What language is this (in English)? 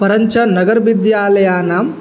Sanskrit